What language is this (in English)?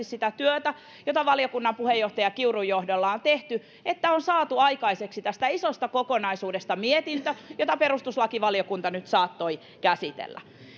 Finnish